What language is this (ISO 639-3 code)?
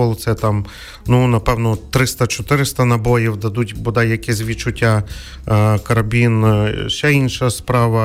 ukr